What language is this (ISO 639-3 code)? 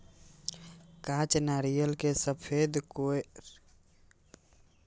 mai